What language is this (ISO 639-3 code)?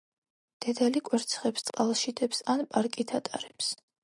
kat